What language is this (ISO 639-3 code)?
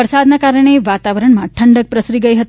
guj